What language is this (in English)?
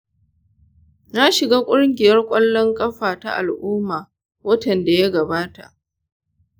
Hausa